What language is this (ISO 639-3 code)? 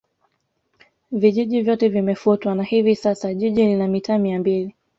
swa